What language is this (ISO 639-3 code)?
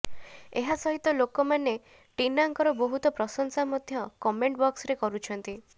ori